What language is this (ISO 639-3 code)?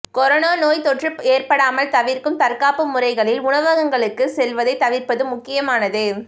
tam